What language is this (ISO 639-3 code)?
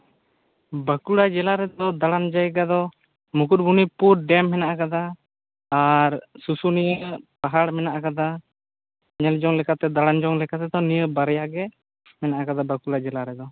sat